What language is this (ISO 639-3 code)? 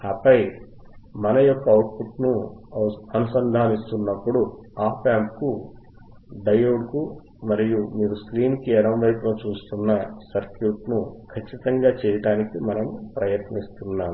tel